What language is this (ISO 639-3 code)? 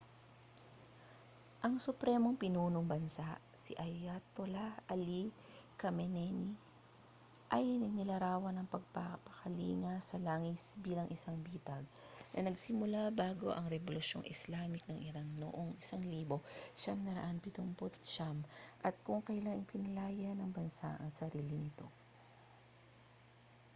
fil